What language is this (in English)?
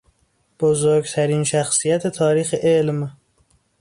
Persian